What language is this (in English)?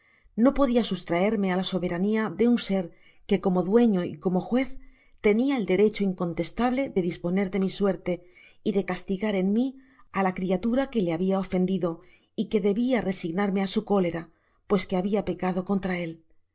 Spanish